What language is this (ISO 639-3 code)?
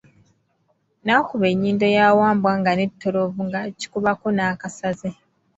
lug